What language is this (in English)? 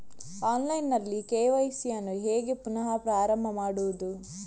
Kannada